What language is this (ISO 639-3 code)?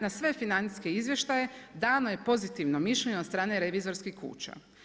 hrv